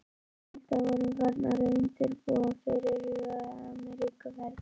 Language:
Icelandic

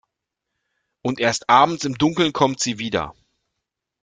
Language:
German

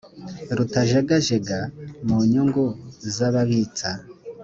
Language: Kinyarwanda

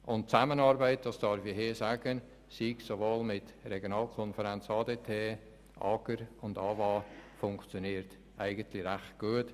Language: Swiss German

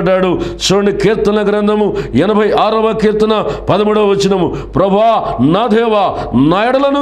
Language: Romanian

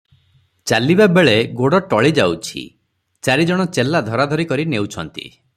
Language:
Odia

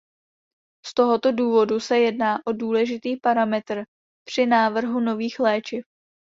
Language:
Czech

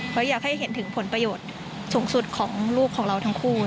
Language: Thai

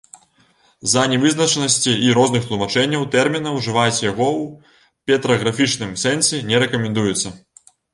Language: Belarusian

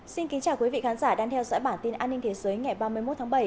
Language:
Vietnamese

